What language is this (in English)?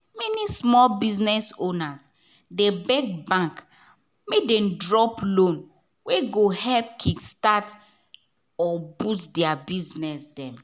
Nigerian Pidgin